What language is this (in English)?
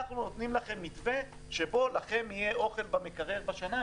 Hebrew